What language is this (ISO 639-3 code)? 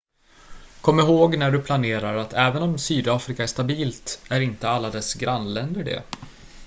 swe